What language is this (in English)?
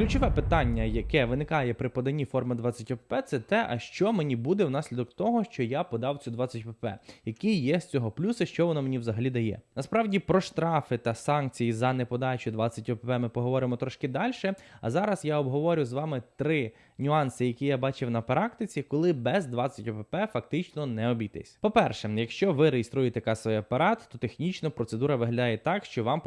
Ukrainian